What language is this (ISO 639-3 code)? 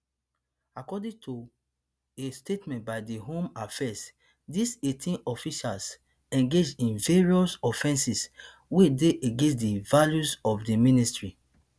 pcm